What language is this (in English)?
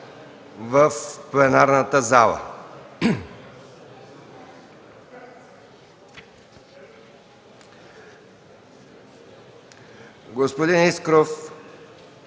Bulgarian